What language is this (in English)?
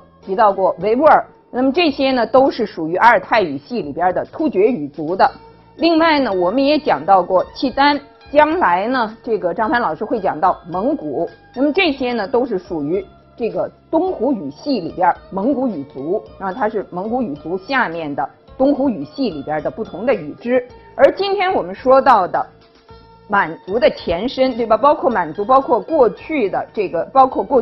Chinese